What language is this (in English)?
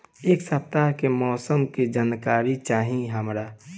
Bhojpuri